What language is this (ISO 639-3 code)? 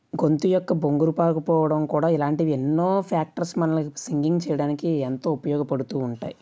tel